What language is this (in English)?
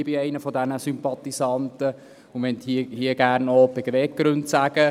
Swiss German